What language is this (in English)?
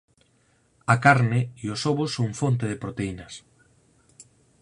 Galician